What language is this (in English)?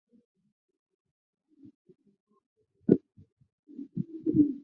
Chinese